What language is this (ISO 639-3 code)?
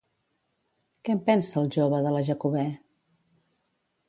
cat